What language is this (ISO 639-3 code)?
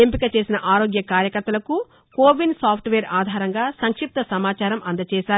tel